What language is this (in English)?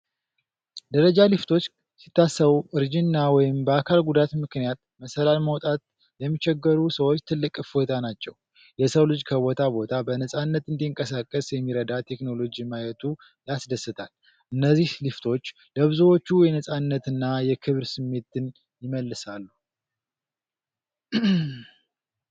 Amharic